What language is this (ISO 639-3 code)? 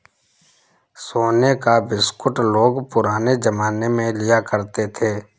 hin